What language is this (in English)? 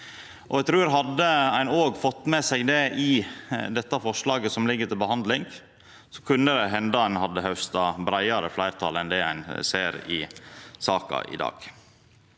Norwegian